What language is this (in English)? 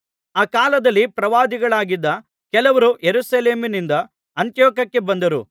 Kannada